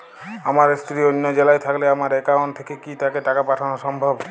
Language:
Bangla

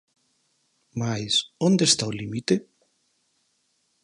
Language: Galician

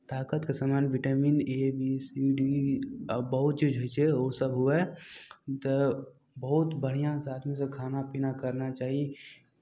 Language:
Maithili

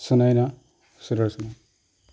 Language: Assamese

